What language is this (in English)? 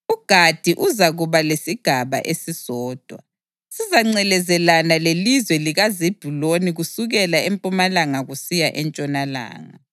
North Ndebele